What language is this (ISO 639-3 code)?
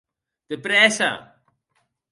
oci